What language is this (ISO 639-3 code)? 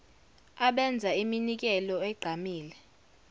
zul